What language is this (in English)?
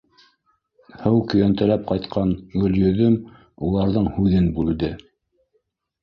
Bashkir